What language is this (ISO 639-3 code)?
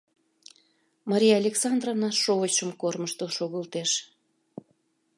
chm